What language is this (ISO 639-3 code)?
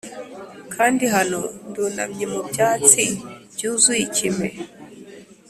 kin